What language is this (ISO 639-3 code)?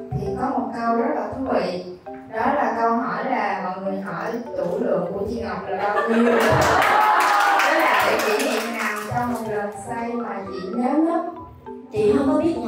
vie